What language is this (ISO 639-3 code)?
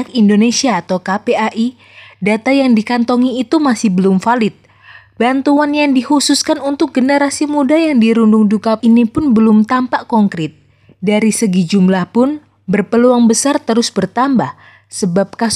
ind